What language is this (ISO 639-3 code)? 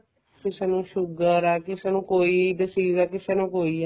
pan